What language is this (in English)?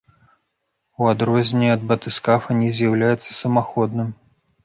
Belarusian